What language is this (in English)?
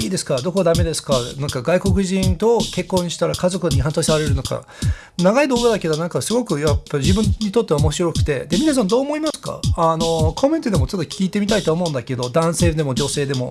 Japanese